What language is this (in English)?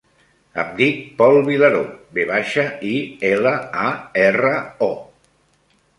Catalan